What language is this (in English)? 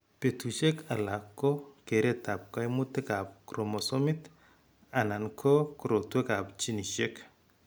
Kalenjin